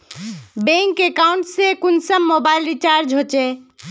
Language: Magahi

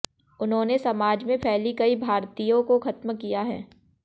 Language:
Hindi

